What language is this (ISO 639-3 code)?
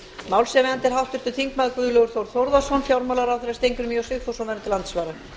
isl